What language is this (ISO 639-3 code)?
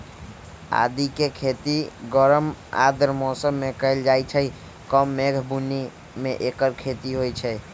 mag